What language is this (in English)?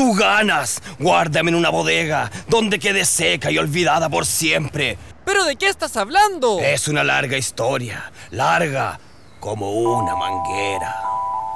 Spanish